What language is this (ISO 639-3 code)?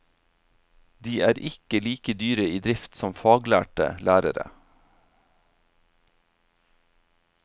nor